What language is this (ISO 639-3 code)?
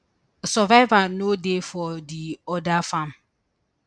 pcm